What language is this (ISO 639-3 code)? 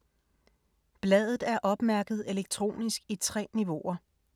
dan